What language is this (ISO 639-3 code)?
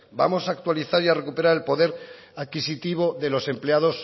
spa